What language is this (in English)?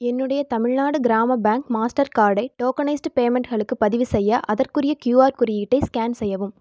Tamil